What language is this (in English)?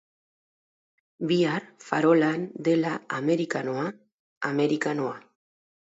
Basque